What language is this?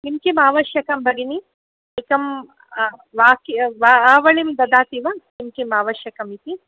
Sanskrit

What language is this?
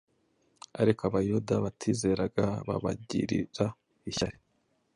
Kinyarwanda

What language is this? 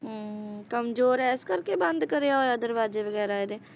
Punjabi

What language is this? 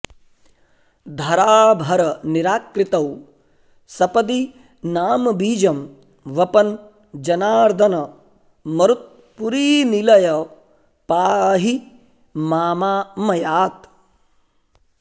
Sanskrit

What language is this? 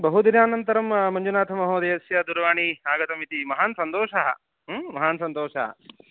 Sanskrit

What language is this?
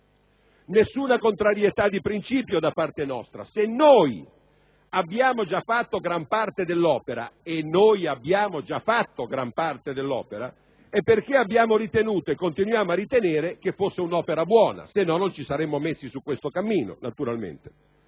Italian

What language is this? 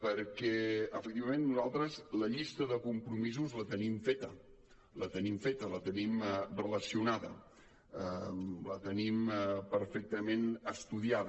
Catalan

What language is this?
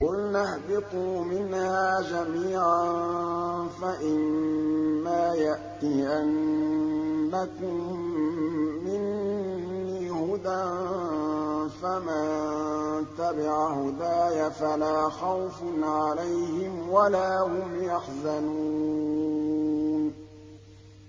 Arabic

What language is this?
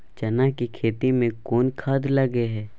Maithili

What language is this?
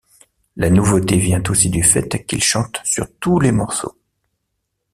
French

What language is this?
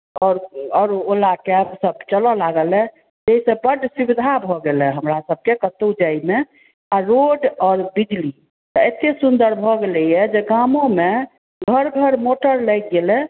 Maithili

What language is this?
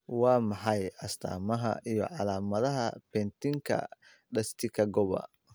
Somali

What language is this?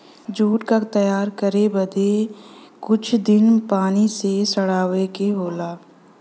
Bhojpuri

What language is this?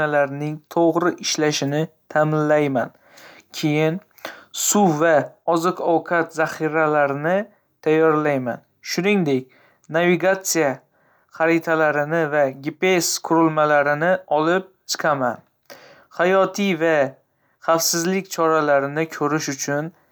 Uzbek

